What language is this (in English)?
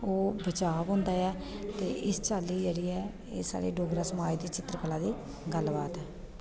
Dogri